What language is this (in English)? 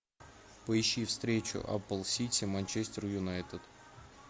Russian